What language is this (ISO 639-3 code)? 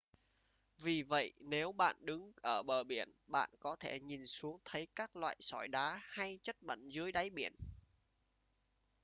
vie